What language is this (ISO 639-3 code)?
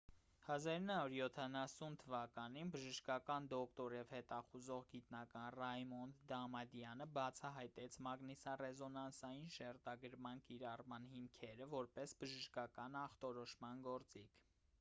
hye